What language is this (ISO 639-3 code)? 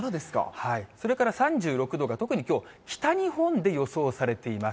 jpn